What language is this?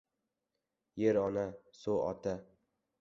Uzbek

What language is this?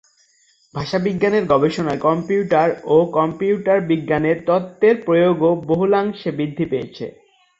Bangla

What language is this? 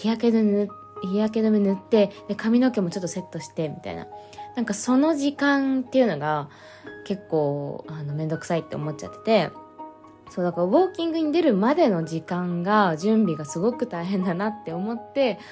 Japanese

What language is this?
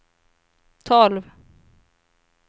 Swedish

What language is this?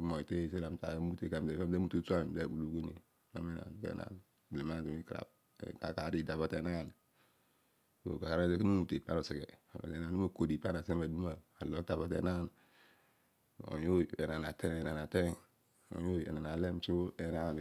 Odual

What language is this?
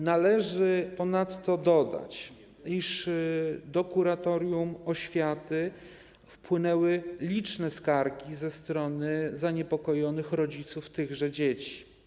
Polish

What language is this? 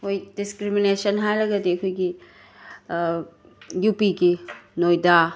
Manipuri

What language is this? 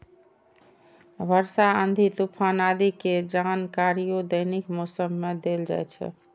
Maithili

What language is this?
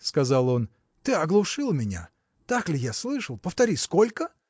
Russian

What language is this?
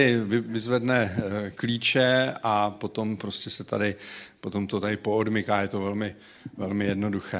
Czech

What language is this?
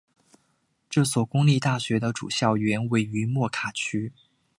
Chinese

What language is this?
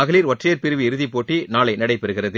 Tamil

